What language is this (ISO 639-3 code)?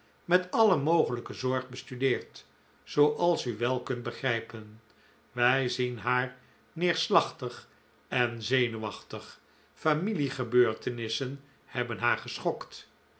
nld